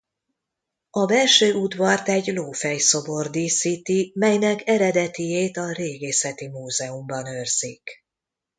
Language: Hungarian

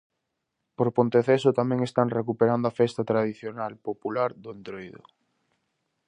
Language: Galician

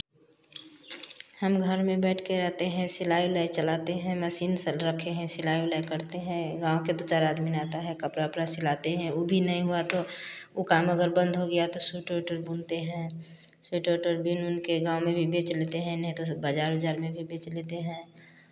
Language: Hindi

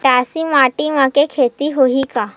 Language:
Chhattisgarhi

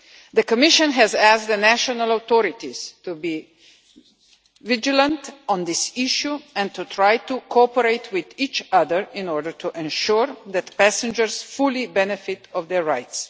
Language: English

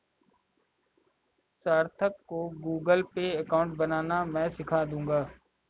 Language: Hindi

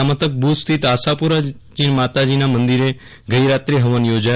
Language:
Gujarati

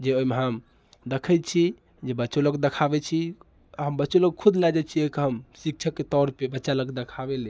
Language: Maithili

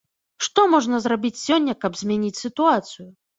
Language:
Belarusian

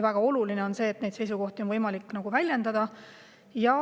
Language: Estonian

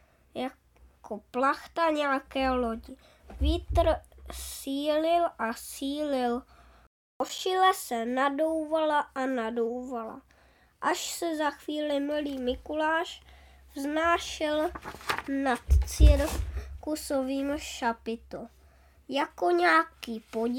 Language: Czech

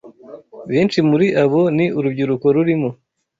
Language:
Kinyarwanda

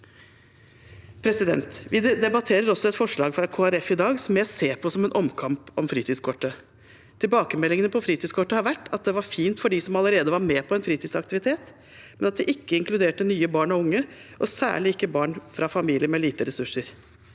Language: Norwegian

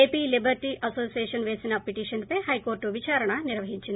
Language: Telugu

